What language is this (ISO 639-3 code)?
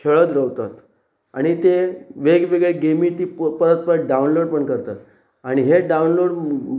kok